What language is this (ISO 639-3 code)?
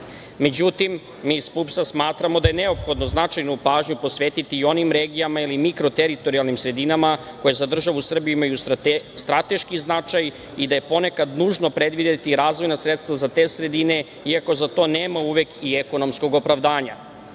srp